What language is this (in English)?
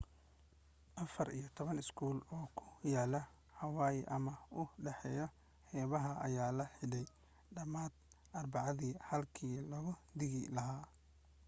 Somali